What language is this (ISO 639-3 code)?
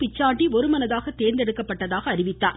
tam